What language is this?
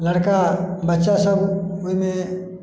Maithili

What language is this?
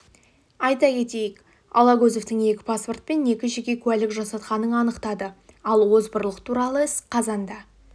Kazakh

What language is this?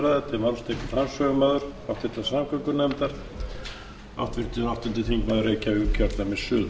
Icelandic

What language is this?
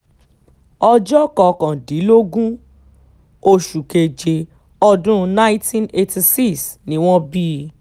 Yoruba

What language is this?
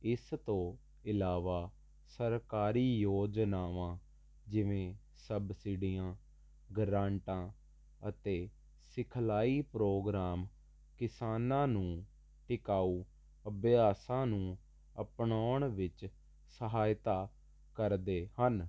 Punjabi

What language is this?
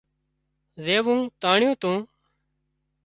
Wadiyara Koli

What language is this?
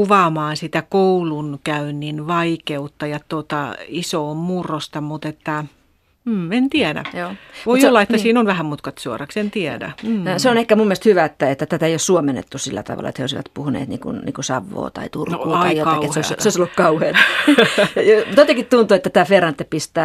Finnish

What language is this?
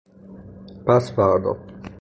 Persian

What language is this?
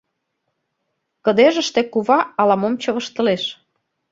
Mari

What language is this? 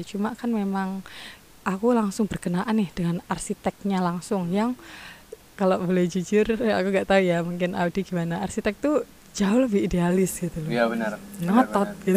Indonesian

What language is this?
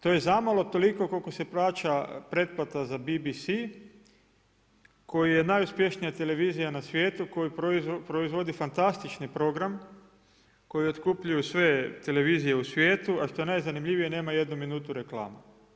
Croatian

